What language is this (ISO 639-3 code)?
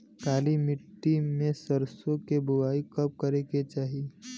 bho